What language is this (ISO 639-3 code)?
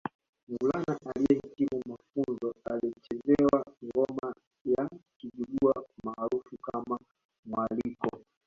swa